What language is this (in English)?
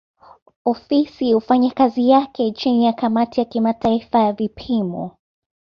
Swahili